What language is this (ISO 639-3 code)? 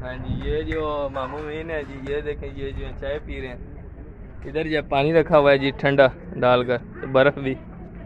hin